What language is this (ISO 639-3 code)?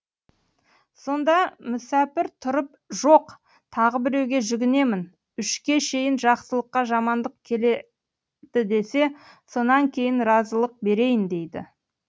kaz